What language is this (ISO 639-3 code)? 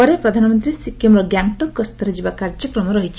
ori